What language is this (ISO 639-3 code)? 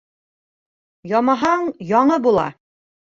bak